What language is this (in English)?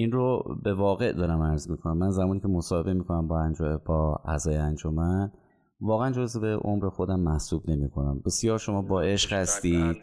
Persian